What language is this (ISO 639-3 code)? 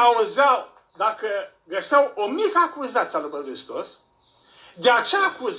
ron